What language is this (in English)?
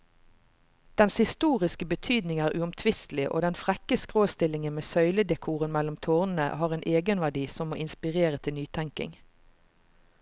Norwegian